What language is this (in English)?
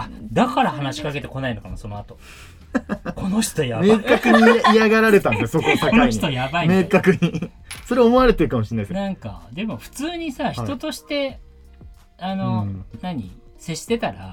Japanese